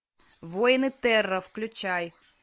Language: Russian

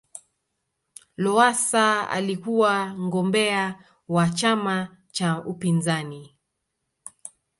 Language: Swahili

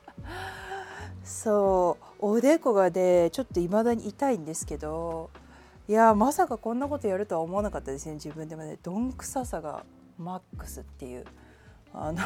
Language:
Japanese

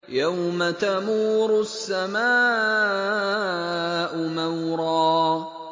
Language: Arabic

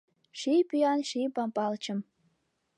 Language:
Mari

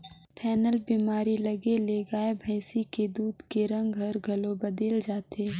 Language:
Chhattisgarhi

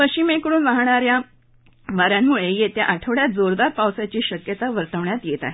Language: Marathi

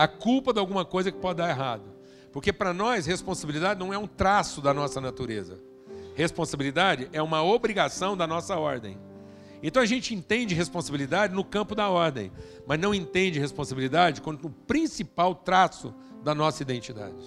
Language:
Portuguese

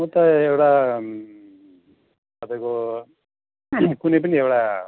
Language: Nepali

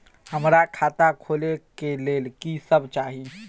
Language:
Maithili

